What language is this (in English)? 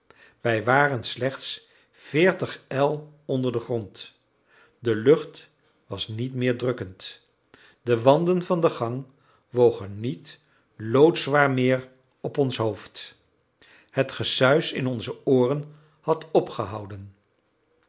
Dutch